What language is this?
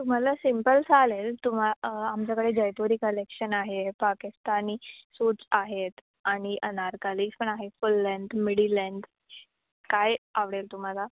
Marathi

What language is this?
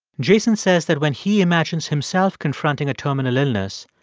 English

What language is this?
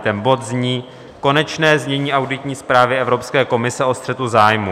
Czech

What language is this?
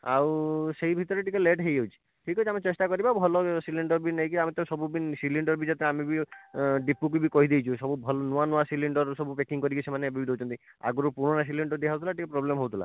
Odia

